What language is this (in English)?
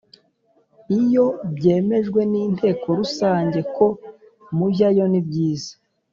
Kinyarwanda